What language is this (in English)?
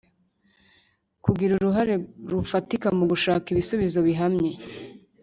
Kinyarwanda